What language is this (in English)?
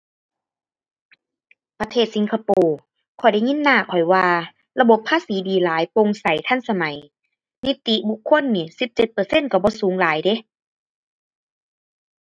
Thai